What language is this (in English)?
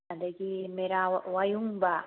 Manipuri